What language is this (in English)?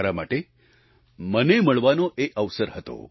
Gujarati